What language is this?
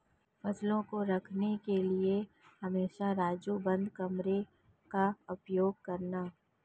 Hindi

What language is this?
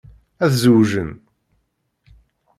Kabyle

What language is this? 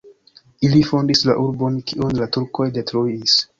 Esperanto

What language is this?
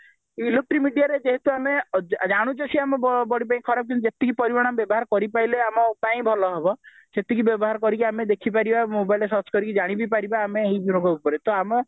Odia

